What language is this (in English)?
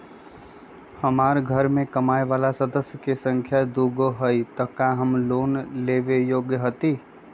Magahi